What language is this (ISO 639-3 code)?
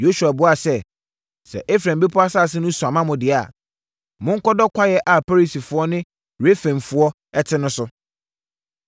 aka